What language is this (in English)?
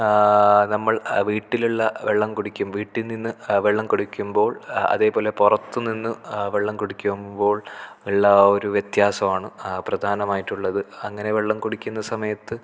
Malayalam